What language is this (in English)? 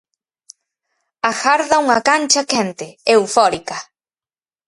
Galician